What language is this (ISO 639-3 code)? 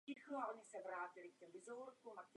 ces